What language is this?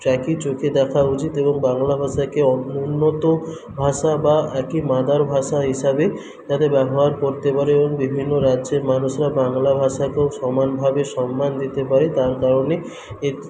Bangla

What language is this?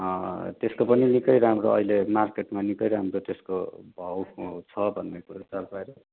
Nepali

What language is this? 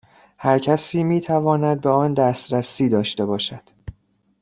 Persian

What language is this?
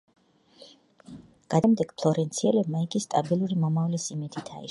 Georgian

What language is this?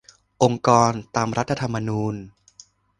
Thai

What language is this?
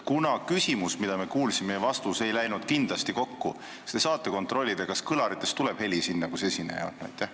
Estonian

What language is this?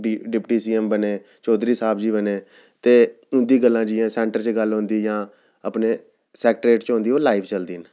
Dogri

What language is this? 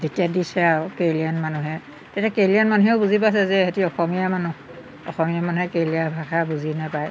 Assamese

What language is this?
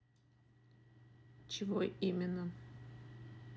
Russian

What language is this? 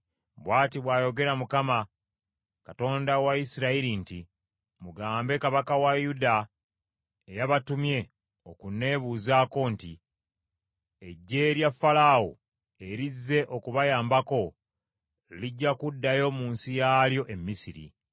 Ganda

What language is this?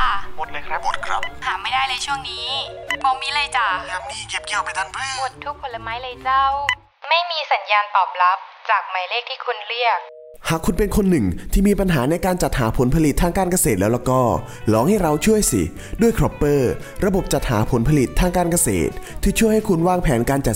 Thai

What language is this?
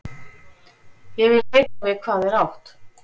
Icelandic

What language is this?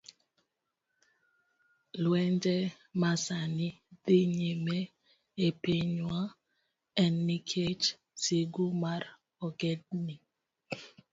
Luo (Kenya and Tanzania)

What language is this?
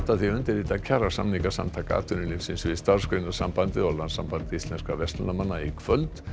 Icelandic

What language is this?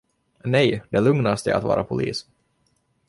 Swedish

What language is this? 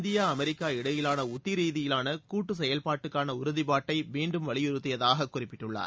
Tamil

